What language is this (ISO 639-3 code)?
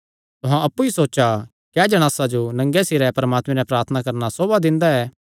xnr